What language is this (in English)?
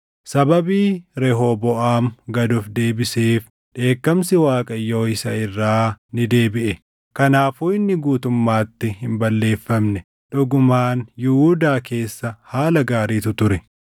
Oromo